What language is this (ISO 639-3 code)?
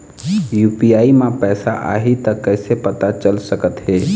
hne